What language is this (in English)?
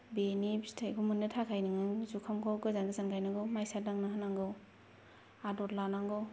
Bodo